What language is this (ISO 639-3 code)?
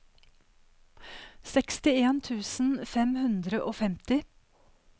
nor